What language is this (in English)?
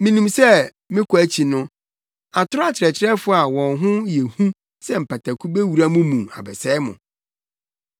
Akan